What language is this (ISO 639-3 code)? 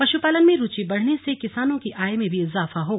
hin